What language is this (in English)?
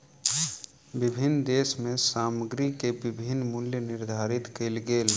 Maithili